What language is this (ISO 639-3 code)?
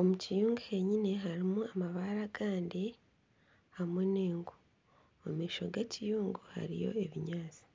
nyn